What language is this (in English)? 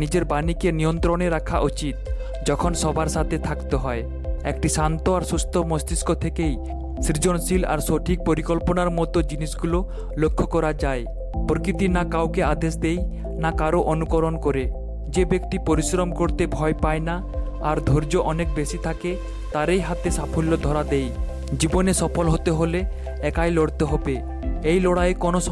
Bangla